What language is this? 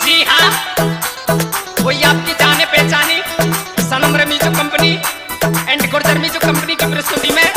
Arabic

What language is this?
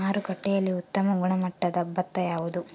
Kannada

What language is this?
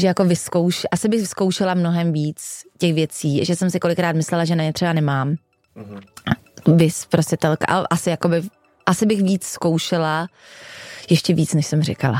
Czech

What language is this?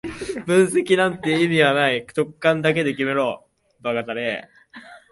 Japanese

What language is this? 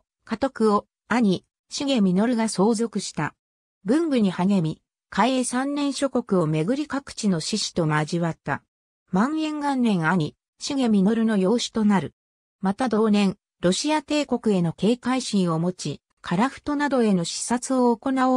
Japanese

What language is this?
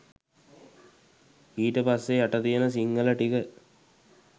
Sinhala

